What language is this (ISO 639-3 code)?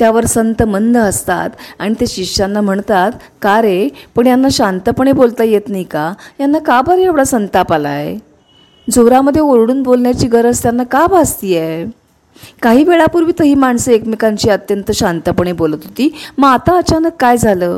mar